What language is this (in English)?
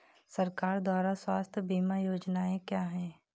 Hindi